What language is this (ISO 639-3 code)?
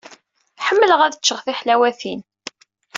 kab